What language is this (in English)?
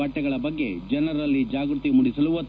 Kannada